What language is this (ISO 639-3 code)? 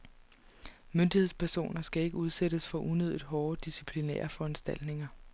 dan